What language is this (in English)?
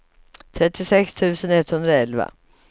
Swedish